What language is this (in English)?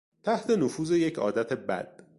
Persian